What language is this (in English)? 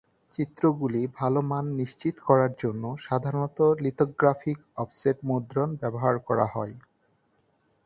Bangla